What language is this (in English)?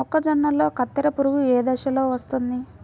Telugu